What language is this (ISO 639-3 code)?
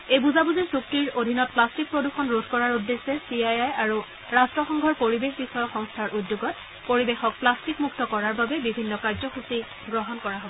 asm